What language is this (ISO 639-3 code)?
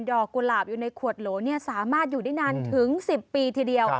tha